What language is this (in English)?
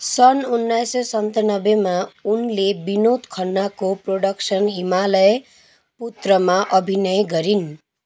Nepali